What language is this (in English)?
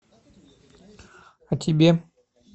Russian